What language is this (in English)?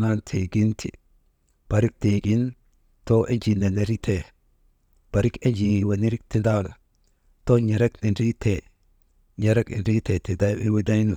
Maba